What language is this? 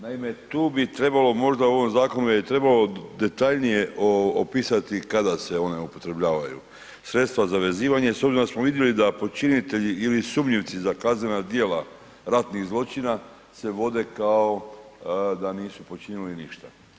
Croatian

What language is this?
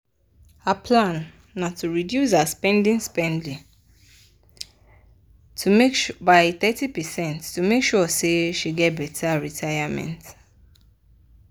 Nigerian Pidgin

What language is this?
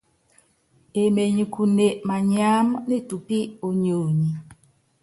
Yangben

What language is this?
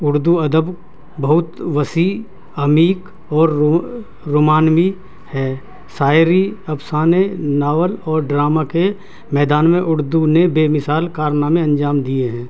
Urdu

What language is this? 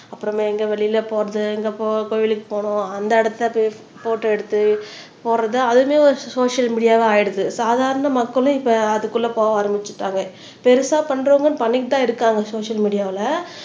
Tamil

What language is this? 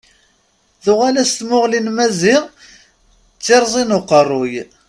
Kabyle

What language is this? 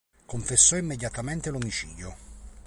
Italian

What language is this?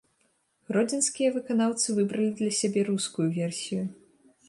Belarusian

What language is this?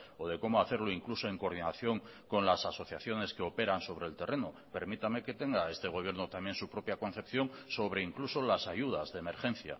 Spanish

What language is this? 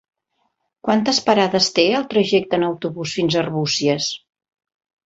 Catalan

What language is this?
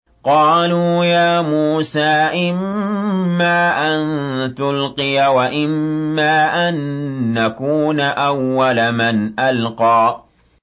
Arabic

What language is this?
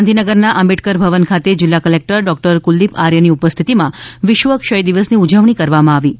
Gujarati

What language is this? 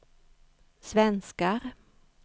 Swedish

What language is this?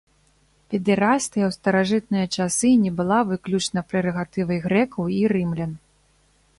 Belarusian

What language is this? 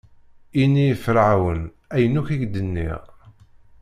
Kabyle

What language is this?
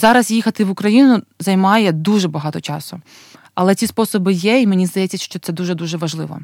Ukrainian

